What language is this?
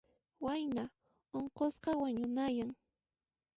Puno Quechua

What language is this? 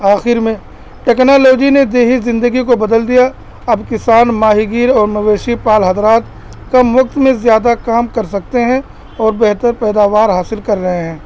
Urdu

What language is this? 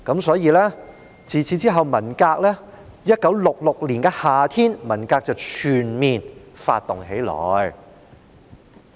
Cantonese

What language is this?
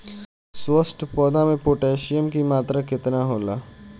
Bhojpuri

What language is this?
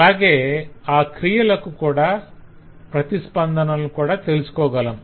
Telugu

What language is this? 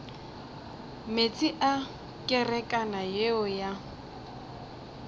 Northern Sotho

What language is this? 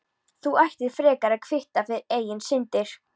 Icelandic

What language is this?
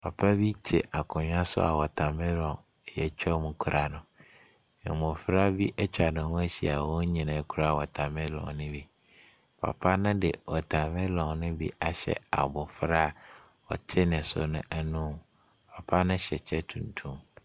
Akan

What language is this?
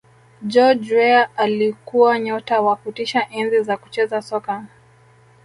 Swahili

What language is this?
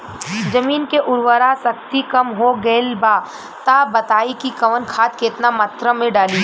Bhojpuri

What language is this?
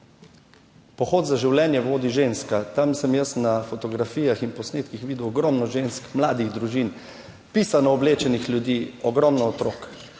Slovenian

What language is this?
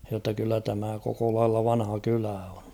Finnish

